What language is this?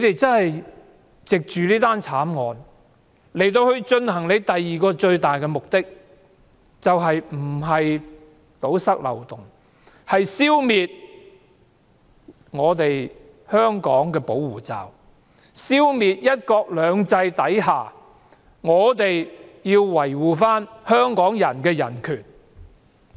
Cantonese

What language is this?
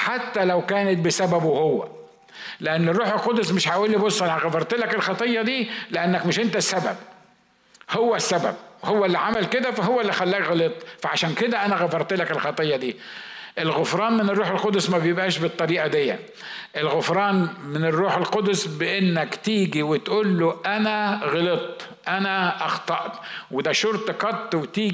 Arabic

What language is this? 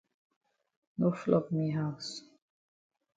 Cameroon Pidgin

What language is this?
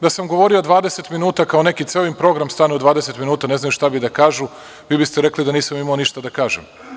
Serbian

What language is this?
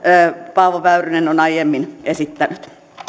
Finnish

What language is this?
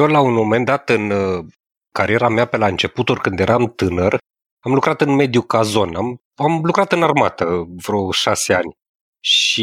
Romanian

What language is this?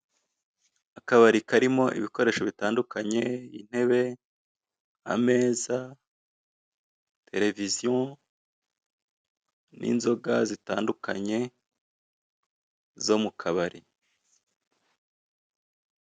Kinyarwanda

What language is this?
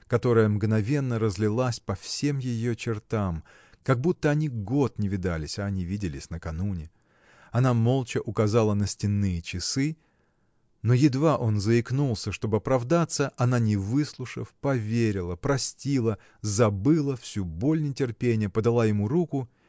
Russian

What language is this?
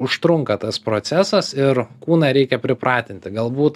Lithuanian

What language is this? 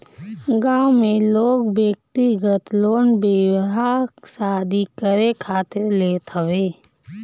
Bhojpuri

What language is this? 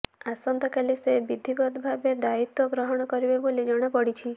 Odia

